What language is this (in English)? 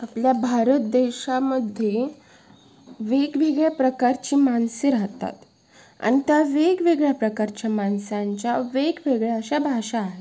Marathi